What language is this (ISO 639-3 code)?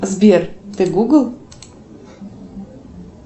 rus